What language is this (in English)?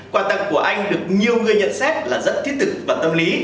Vietnamese